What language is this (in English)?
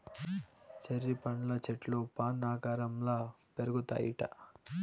Telugu